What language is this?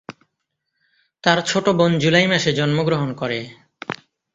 Bangla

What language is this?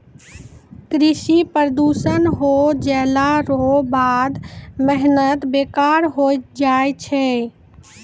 Maithili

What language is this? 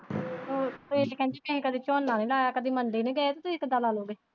Punjabi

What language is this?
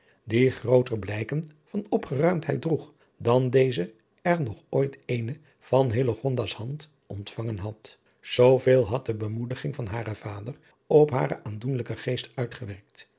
Dutch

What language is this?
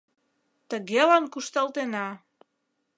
Mari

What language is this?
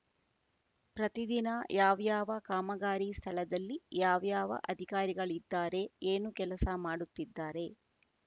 Kannada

